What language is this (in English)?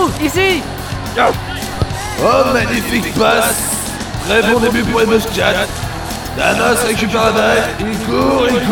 French